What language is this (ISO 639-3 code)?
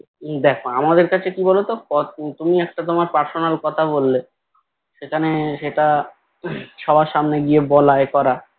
ben